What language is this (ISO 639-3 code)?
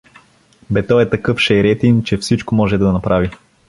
bul